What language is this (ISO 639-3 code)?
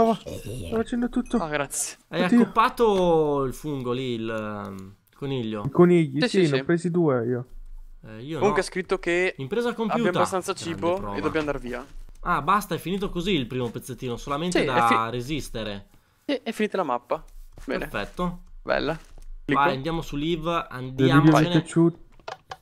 ita